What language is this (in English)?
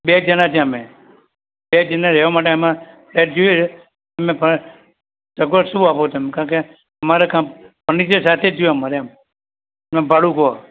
Gujarati